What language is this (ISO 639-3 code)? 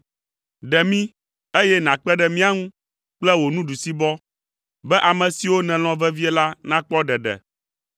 ewe